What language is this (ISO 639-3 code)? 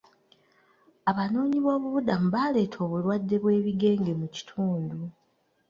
lug